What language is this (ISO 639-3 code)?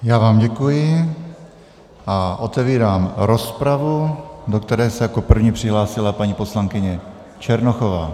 ces